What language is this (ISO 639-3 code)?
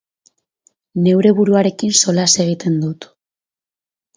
eus